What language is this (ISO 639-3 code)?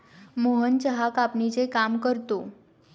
mar